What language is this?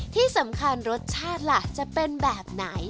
Thai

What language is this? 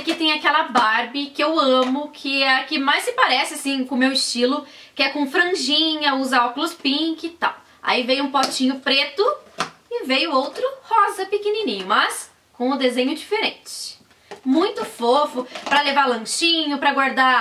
Portuguese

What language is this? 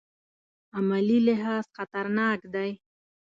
Pashto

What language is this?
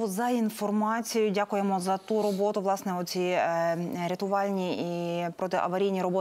Ukrainian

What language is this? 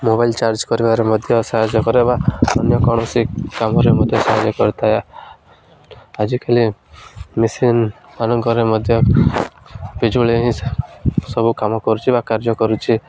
Odia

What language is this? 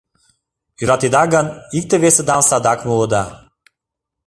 Mari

